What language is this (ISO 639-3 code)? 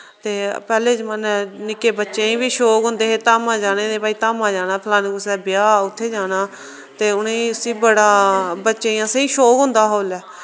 doi